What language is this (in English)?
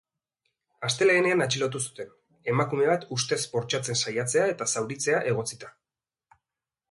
Basque